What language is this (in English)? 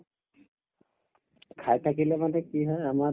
Assamese